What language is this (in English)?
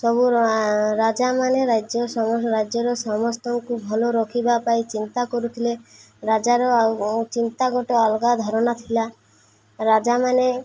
Odia